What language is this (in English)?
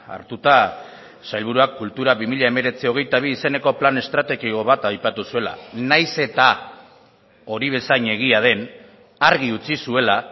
Basque